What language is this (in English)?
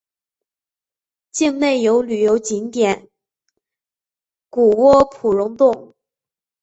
Chinese